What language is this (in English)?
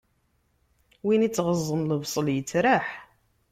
Kabyle